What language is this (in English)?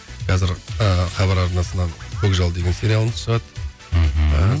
Kazakh